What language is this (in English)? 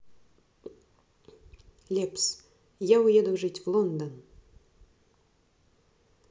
Russian